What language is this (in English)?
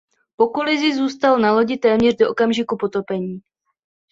Czech